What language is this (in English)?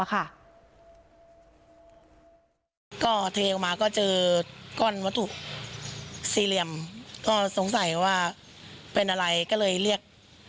Thai